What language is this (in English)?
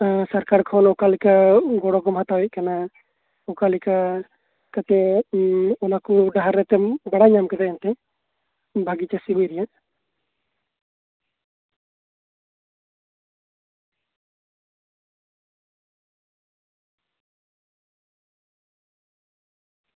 Santali